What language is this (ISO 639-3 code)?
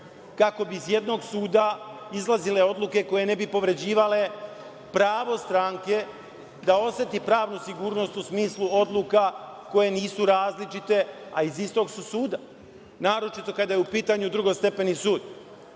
srp